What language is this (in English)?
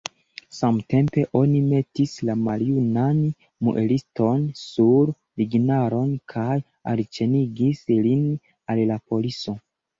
Esperanto